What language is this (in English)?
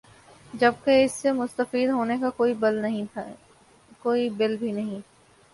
Urdu